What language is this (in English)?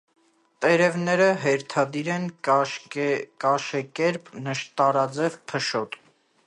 Armenian